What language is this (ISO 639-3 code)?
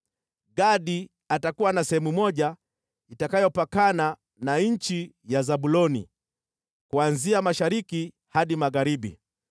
swa